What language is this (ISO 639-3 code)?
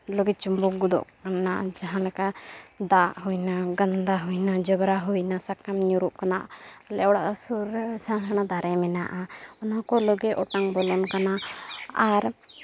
sat